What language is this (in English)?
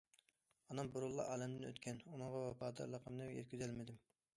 Uyghur